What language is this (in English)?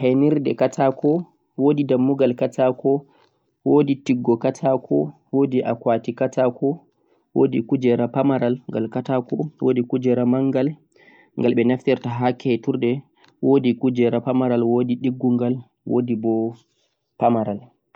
Central-Eastern Niger Fulfulde